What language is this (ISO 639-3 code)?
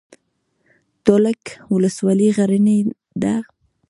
pus